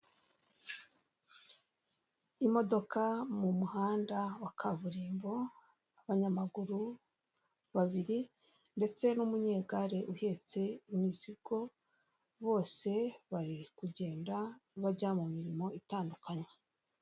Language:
Kinyarwanda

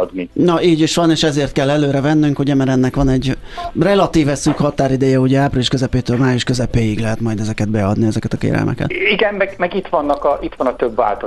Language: Hungarian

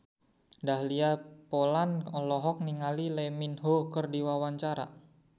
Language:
Sundanese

